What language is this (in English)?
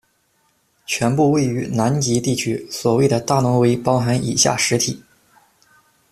Chinese